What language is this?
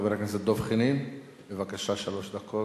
Hebrew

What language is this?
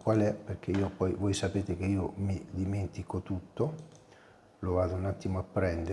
Italian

